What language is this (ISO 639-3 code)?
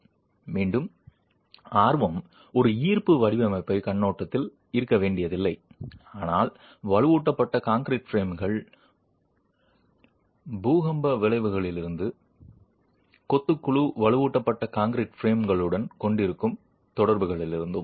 tam